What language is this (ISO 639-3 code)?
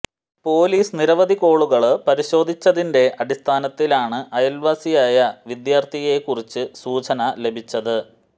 mal